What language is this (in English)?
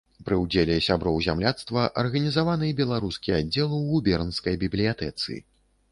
Belarusian